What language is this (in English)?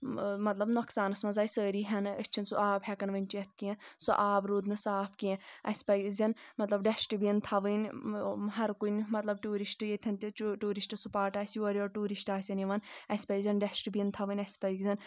Kashmiri